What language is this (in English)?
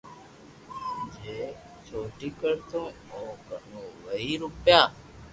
Loarki